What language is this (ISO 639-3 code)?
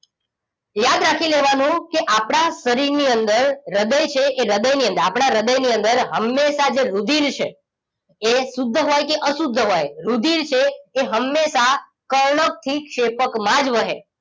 guj